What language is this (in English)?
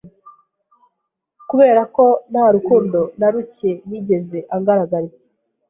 Kinyarwanda